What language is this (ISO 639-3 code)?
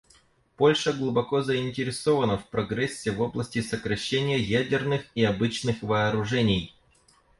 rus